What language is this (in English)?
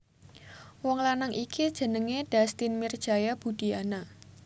Javanese